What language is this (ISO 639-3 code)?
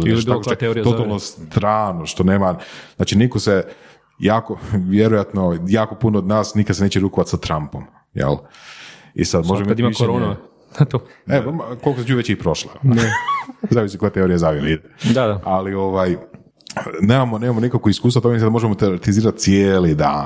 hrv